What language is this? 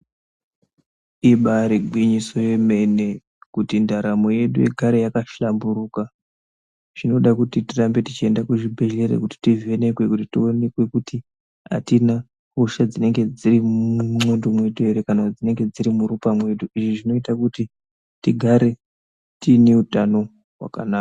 Ndau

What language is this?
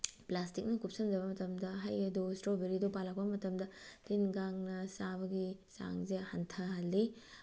Manipuri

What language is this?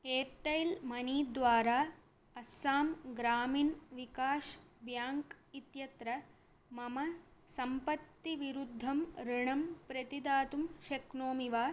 Sanskrit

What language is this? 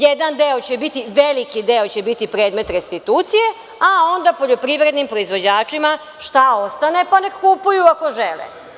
Serbian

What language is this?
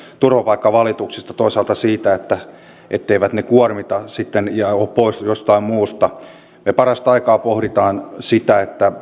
Finnish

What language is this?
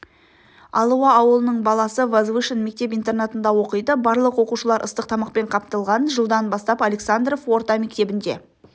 Kazakh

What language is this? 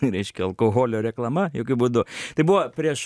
Lithuanian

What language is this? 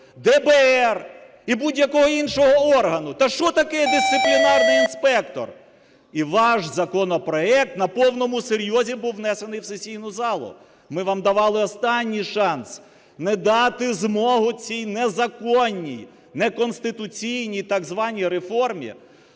Ukrainian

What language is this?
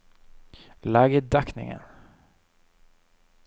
Norwegian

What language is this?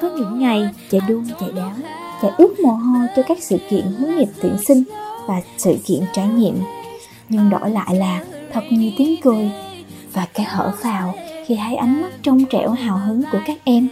Vietnamese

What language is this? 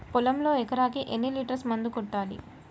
Telugu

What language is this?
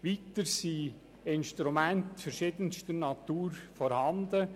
Swiss German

